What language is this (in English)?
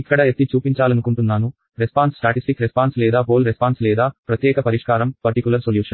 Telugu